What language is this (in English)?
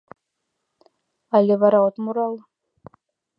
Mari